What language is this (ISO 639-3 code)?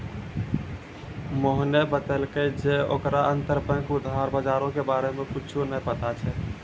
mai